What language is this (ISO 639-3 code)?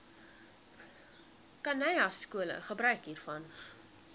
afr